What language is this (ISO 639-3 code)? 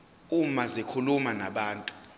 zul